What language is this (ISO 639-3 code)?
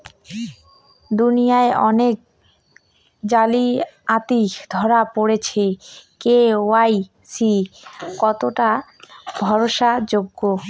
ben